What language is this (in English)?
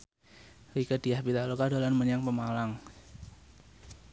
Javanese